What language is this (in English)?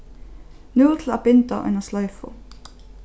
Faroese